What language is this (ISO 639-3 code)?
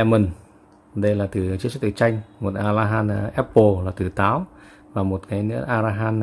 vie